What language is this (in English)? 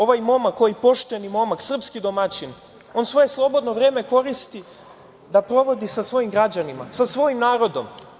Serbian